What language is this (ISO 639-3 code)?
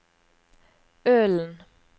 nor